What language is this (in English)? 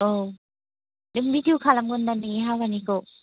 Bodo